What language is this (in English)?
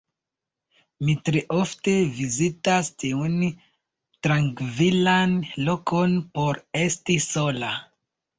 Esperanto